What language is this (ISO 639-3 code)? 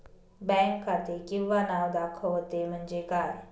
mar